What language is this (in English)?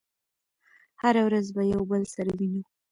Pashto